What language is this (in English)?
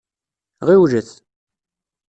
Kabyle